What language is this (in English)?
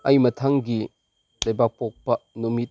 Manipuri